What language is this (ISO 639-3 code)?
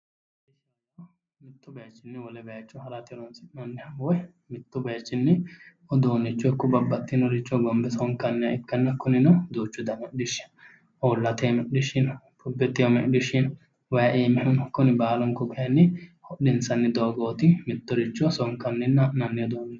sid